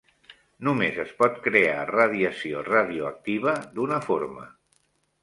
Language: Catalan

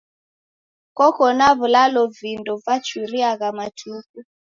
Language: Taita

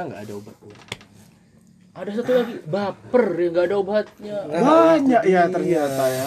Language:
Indonesian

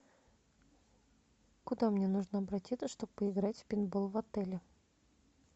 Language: Russian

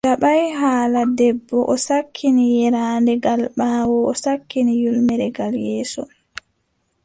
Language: Adamawa Fulfulde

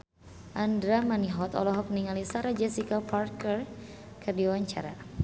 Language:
Sundanese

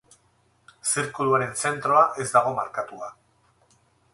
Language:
Basque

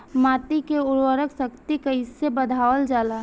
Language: Bhojpuri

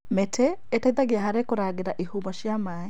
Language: Kikuyu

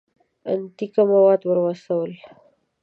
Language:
Pashto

